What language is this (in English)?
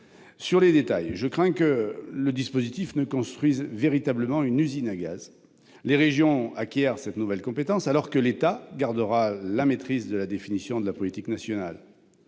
French